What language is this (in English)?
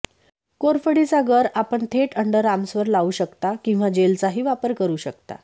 Marathi